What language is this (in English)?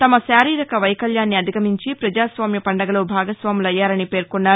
Telugu